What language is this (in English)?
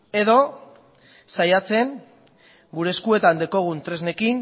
Basque